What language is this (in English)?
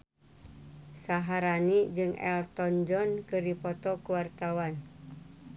Sundanese